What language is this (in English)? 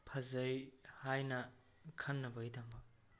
Manipuri